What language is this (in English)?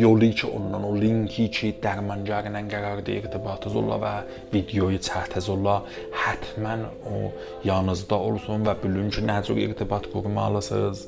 Persian